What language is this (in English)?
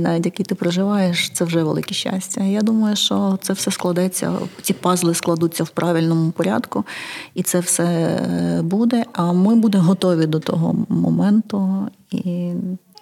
Ukrainian